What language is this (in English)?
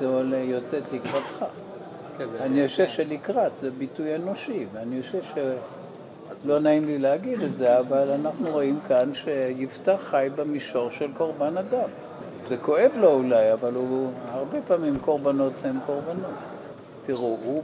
Hebrew